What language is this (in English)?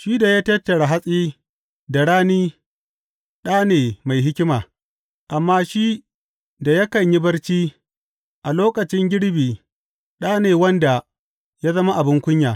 Hausa